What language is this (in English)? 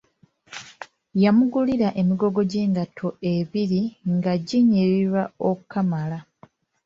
Ganda